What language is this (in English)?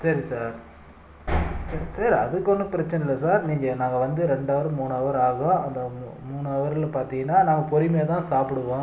Tamil